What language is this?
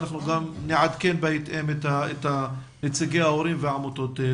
Hebrew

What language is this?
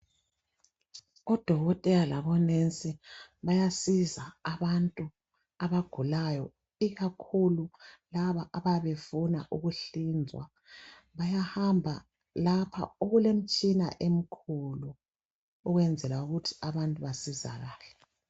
North Ndebele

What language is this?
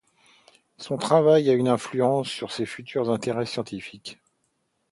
French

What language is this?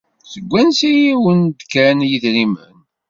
Kabyle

